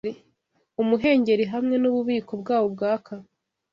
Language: Kinyarwanda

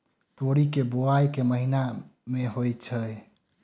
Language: Maithili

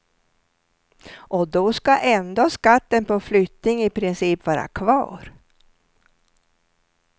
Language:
Swedish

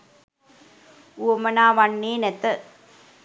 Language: Sinhala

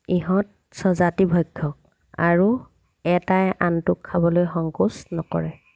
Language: Assamese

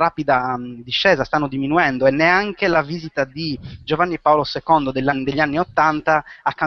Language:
Italian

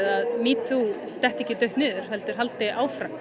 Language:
Icelandic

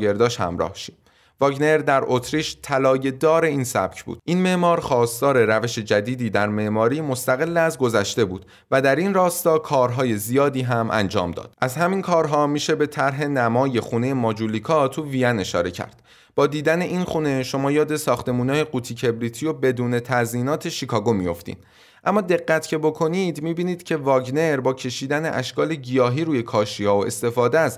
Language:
Persian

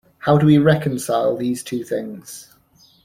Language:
English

